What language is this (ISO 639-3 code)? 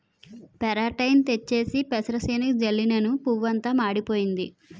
tel